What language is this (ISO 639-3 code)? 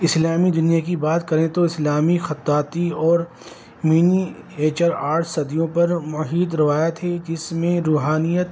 urd